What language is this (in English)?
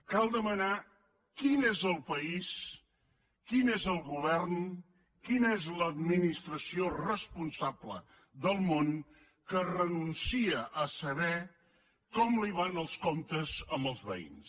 Catalan